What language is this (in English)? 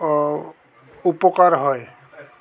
Assamese